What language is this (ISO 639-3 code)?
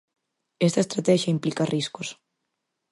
glg